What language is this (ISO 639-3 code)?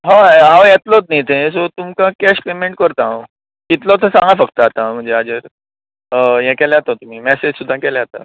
kok